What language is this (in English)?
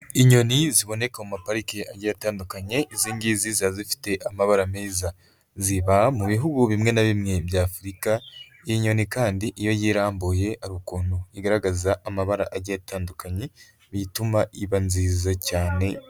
Kinyarwanda